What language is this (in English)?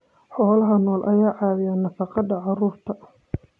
Somali